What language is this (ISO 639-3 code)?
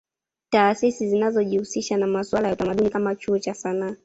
swa